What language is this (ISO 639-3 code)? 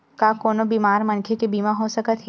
hne